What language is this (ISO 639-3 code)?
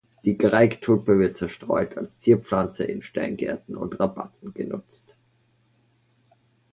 deu